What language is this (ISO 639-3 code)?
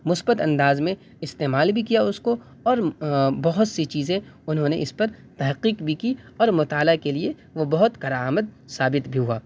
urd